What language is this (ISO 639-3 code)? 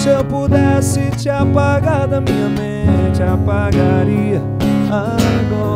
por